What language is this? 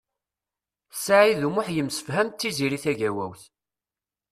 Kabyle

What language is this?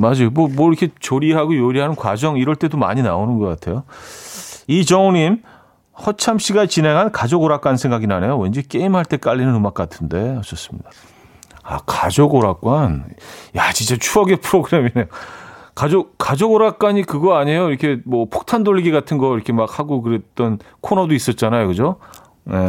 Korean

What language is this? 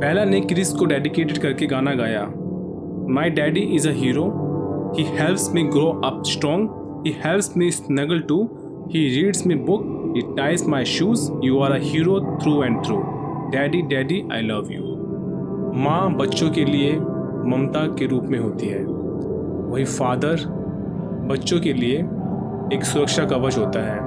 Hindi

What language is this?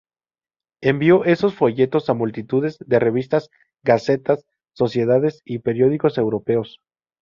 Spanish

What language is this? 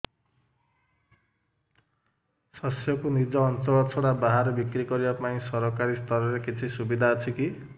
Odia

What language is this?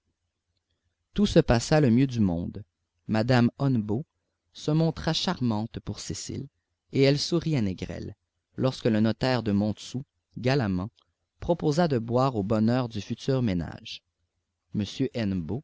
French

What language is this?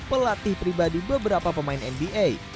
Indonesian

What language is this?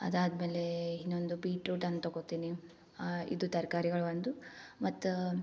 Kannada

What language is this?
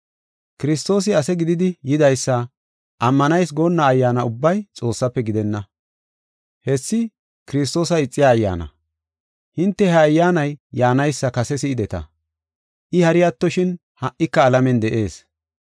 Gofa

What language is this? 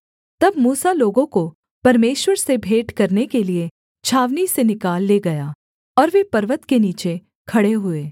Hindi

